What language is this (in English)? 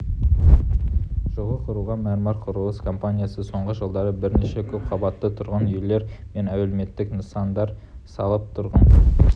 Kazakh